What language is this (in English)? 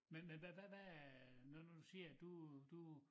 Danish